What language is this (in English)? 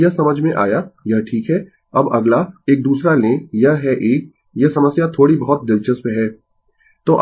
Hindi